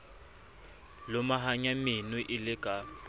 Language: Southern Sotho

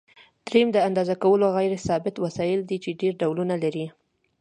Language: Pashto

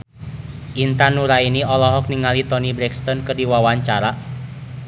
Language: Sundanese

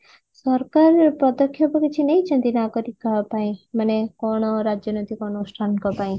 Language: Odia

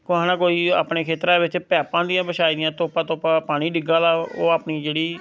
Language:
Dogri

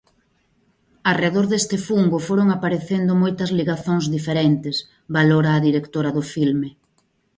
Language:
Galician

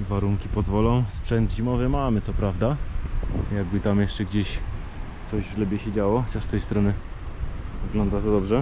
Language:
Polish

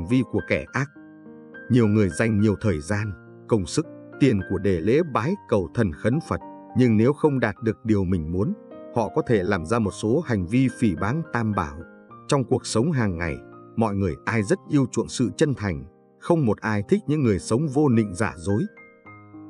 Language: Vietnamese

